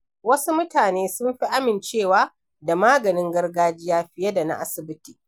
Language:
Hausa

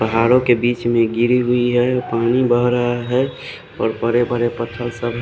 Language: Hindi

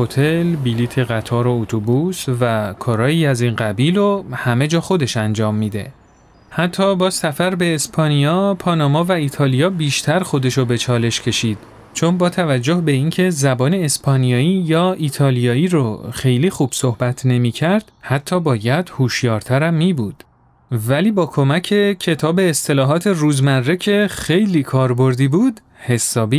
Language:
Persian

